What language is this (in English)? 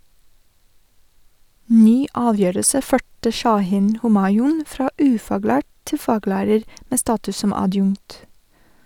Norwegian